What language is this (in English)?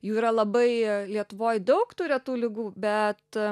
Lithuanian